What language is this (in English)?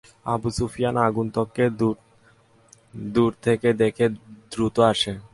Bangla